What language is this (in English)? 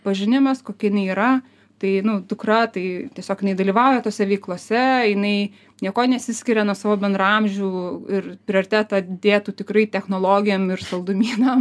Lithuanian